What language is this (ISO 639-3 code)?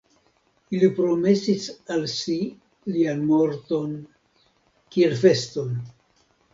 epo